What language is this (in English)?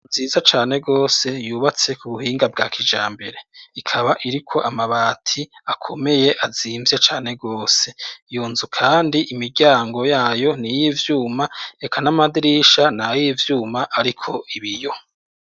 Rundi